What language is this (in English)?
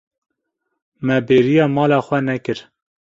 Kurdish